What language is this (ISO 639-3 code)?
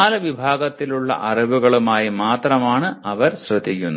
mal